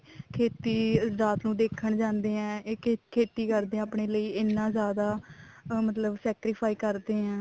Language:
Punjabi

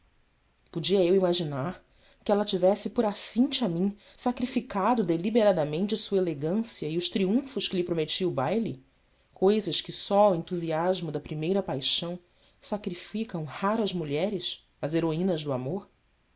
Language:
Portuguese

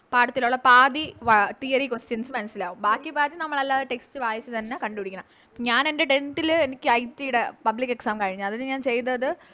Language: Malayalam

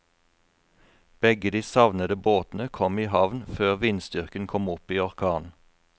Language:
Norwegian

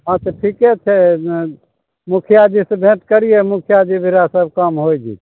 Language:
Maithili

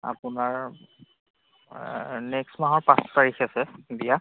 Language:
Assamese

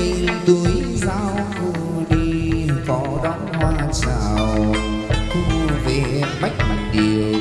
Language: Vietnamese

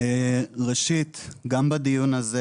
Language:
Hebrew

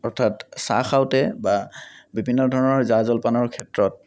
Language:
Assamese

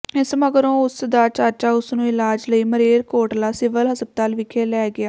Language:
Punjabi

